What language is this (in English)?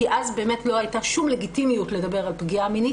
Hebrew